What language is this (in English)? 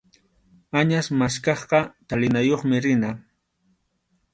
Arequipa-La Unión Quechua